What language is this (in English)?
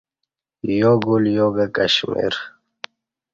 Kati